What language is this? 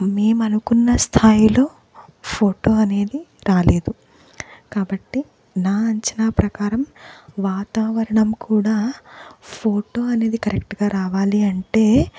Telugu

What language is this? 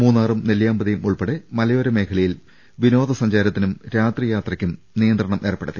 Malayalam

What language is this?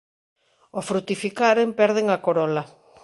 Galician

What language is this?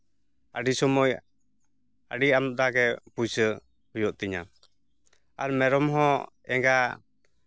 Santali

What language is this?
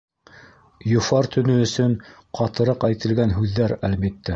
Bashkir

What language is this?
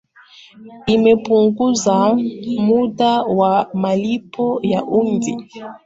Swahili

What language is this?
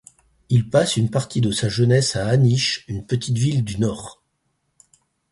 French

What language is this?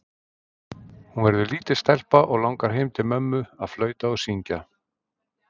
Icelandic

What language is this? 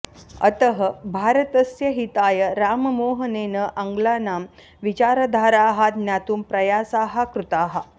Sanskrit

